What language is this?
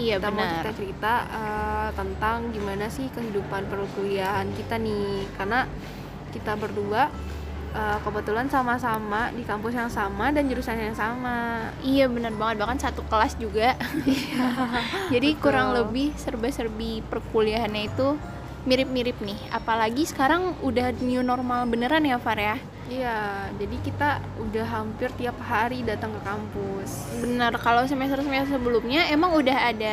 Indonesian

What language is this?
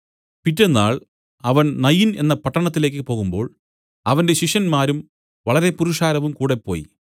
Malayalam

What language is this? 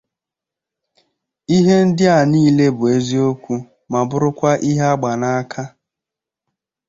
Igbo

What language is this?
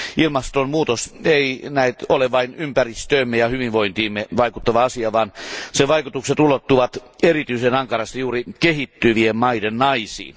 Finnish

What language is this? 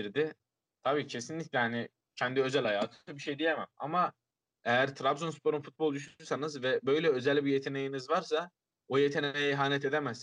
Turkish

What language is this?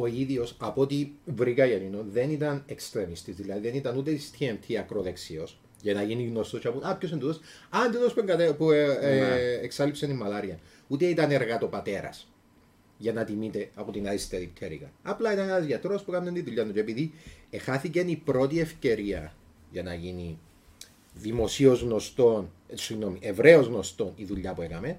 Greek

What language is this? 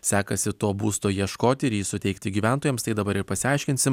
Lithuanian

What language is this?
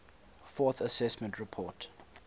English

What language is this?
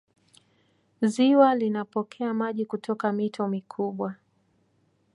Swahili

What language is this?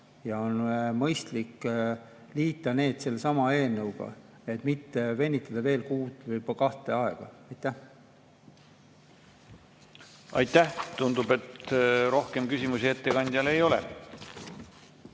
Estonian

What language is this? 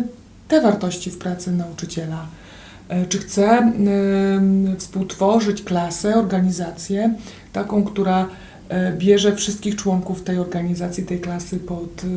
Polish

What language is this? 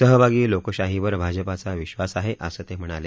Marathi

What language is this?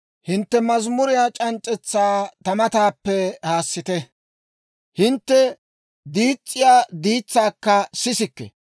Dawro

